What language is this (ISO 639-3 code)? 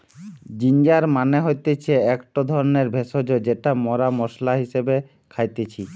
ben